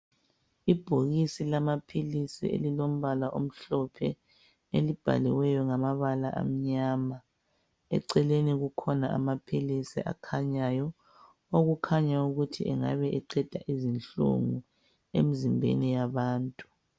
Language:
North Ndebele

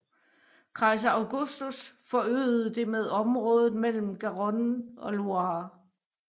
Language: Danish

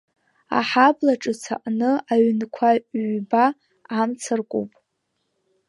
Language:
Abkhazian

